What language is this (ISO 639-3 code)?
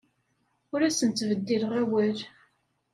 kab